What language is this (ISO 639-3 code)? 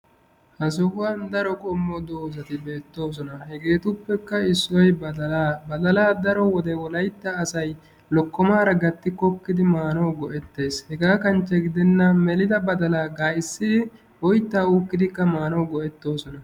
wal